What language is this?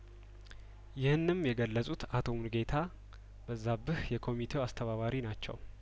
Amharic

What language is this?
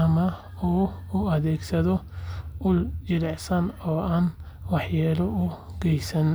Somali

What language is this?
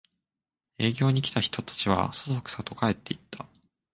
Japanese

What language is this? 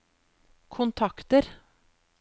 Norwegian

